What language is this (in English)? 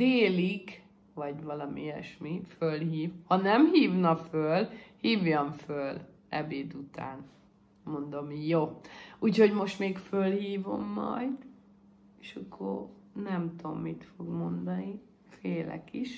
Hungarian